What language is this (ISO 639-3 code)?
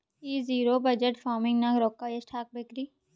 kan